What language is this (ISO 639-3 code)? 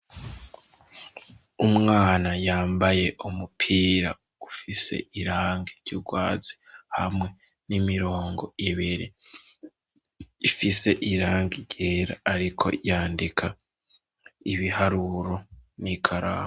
run